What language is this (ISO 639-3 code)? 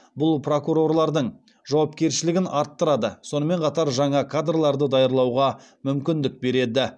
kaz